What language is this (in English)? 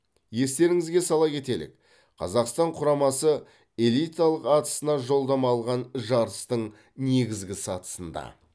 Kazakh